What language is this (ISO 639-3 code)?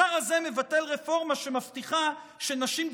heb